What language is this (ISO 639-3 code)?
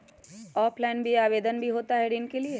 mag